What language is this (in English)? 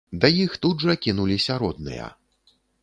Belarusian